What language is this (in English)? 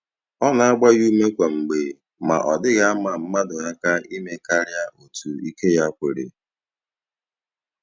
Igbo